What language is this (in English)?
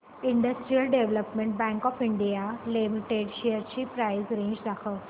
Marathi